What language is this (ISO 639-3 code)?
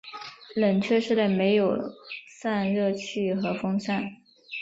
zho